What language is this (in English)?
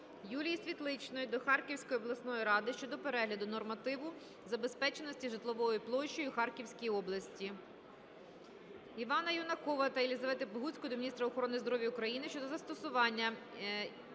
Ukrainian